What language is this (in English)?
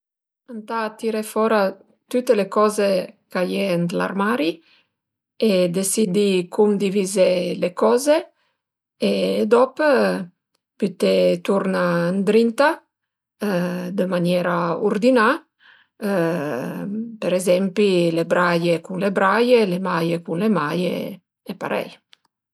Piedmontese